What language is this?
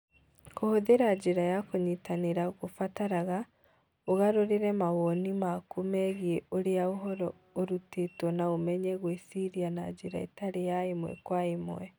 Kikuyu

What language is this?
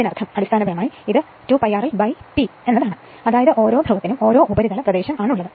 Malayalam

